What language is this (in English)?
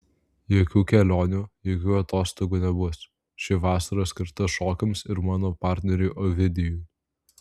Lithuanian